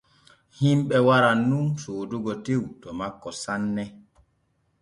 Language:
Borgu Fulfulde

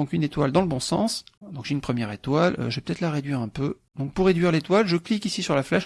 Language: French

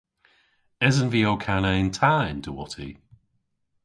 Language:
Cornish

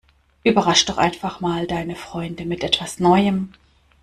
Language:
German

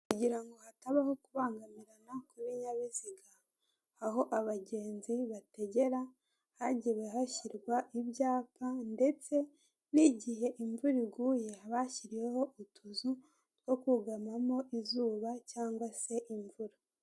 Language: Kinyarwanda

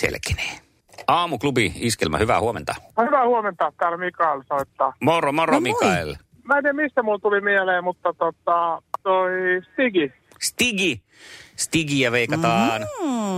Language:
Finnish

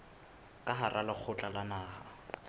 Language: Southern Sotho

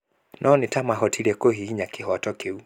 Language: Kikuyu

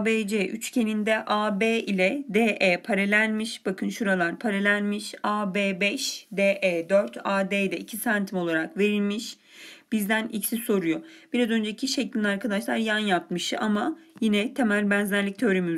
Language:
Turkish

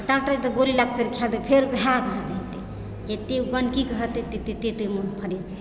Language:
Maithili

